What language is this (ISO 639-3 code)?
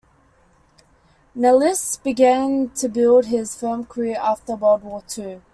eng